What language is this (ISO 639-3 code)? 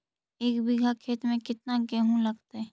mag